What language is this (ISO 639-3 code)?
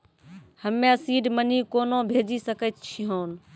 mai